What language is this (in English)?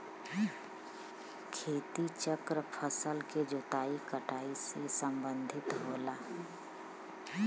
Bhojpuri